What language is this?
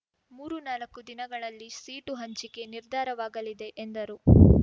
Kannada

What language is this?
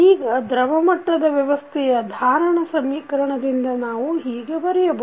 Kannada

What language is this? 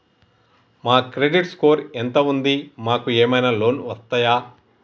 Telugu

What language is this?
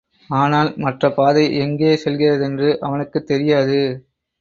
Tamil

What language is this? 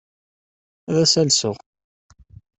Kabyle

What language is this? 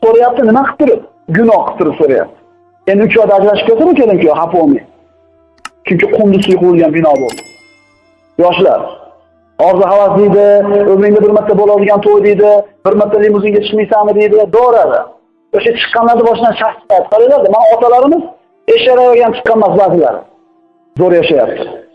Turkish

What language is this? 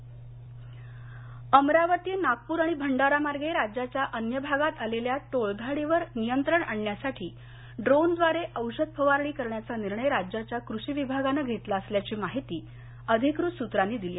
Marathi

